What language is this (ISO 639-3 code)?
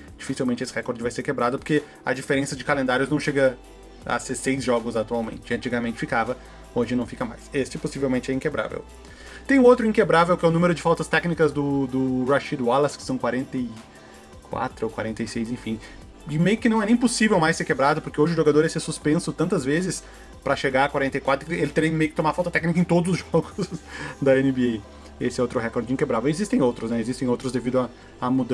por